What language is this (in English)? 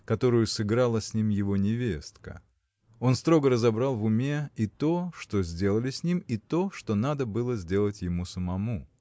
Russian